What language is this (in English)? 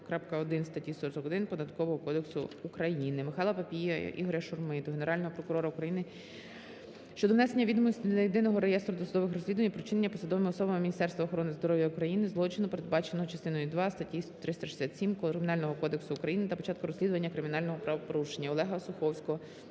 Ukrainian